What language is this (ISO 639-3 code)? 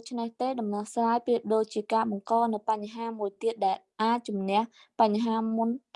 vie